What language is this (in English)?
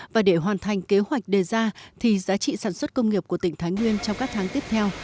Vietnamese